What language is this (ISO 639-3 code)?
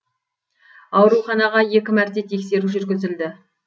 kaz